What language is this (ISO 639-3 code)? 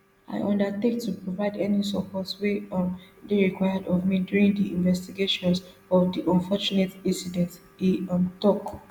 pcm